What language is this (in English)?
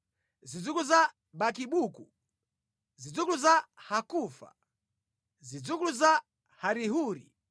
Nyanja